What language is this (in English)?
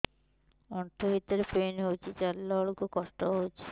Odia